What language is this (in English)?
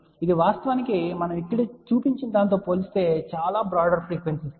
Telugu